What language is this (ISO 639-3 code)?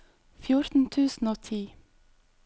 nor